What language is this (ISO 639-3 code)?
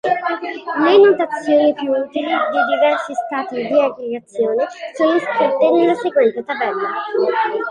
ita